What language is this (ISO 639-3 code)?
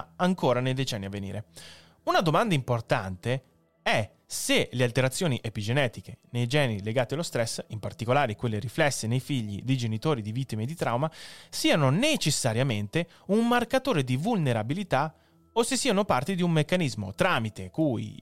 ita